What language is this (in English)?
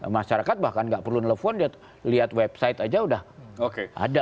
Indonesian